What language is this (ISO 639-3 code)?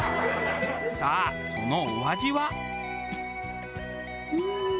jpn